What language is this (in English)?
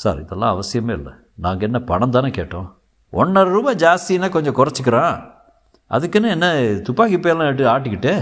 Tamil